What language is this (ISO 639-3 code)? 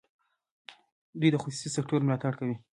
pus